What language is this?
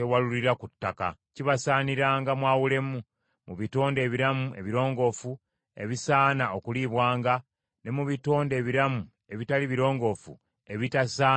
Ganda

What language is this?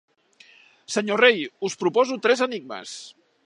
Catalan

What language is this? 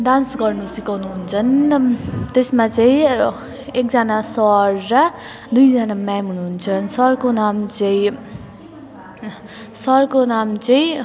Nepali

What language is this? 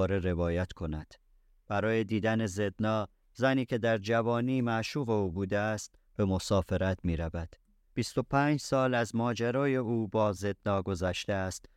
Persian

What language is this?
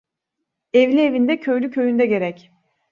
Turkish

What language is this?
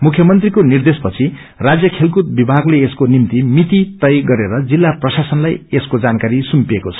Nepali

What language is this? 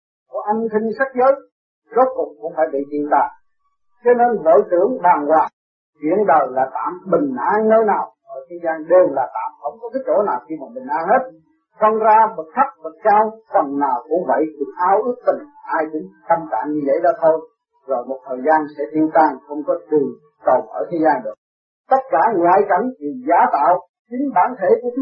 Vietnamese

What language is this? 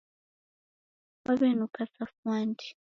Taita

